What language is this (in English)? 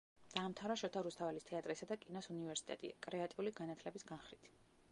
Georgian